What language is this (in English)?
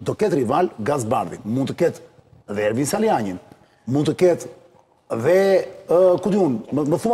Romanian